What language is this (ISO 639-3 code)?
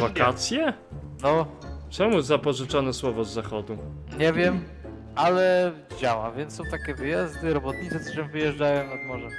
pol